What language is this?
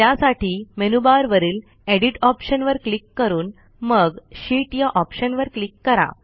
Marathi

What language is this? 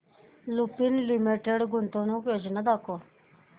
Marathi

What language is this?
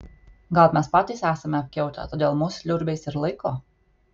Lithuanian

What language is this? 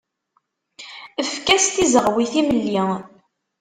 Kabyle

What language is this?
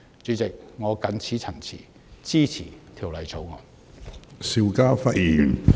Cantonese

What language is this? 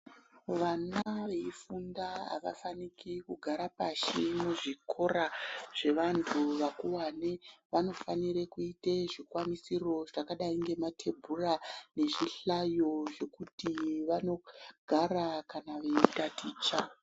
Ndau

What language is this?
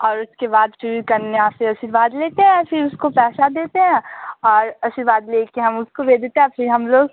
Hindi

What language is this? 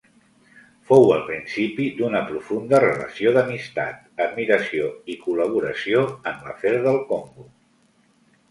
Catalan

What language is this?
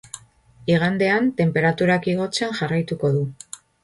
Basque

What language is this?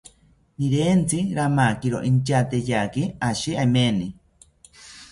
South Ucayali Ashéninka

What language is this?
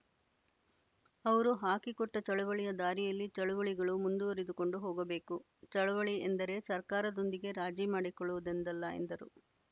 Kannada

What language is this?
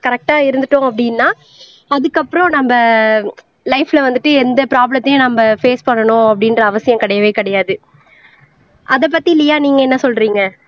Tamil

